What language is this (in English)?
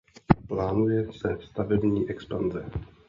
Czech